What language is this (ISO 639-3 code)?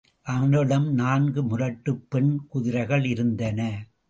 tam